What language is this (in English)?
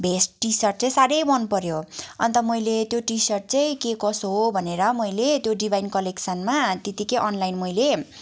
Nepali